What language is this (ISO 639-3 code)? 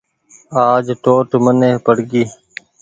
gig